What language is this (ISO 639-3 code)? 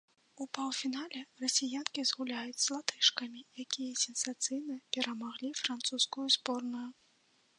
bel